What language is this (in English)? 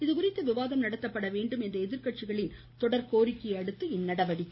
Tamil